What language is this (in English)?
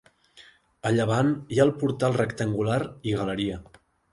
Catalan